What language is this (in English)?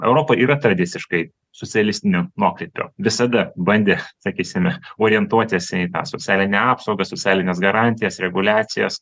Lithuanian